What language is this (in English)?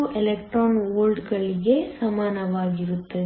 Kannada